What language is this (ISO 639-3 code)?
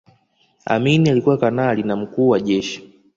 swa